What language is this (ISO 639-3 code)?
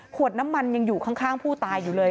tha